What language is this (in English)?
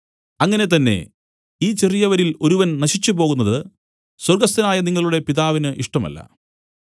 Malayalam